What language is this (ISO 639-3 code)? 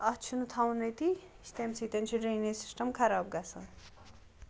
kas